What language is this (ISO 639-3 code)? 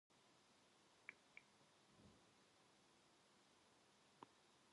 kor